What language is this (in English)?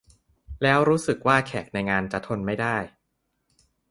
Thai